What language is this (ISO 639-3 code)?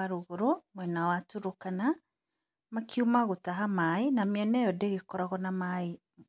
kik